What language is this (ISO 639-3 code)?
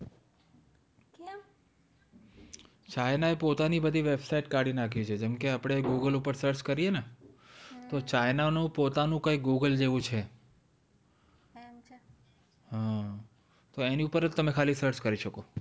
guj